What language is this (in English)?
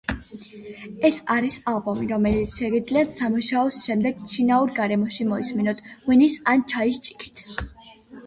Georgian